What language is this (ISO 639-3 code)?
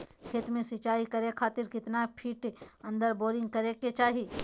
mag